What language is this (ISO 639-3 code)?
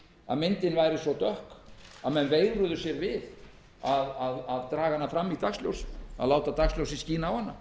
isl